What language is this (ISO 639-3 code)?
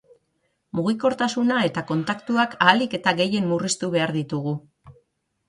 eus